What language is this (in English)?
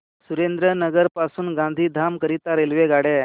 Marathi